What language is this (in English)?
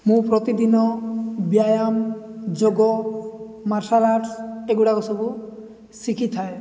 Odia